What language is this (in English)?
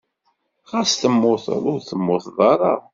Kabyle